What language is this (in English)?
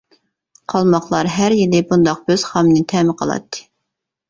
Uyghur